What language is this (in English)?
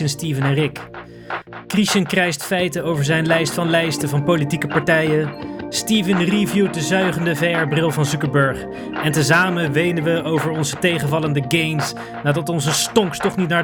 Dutch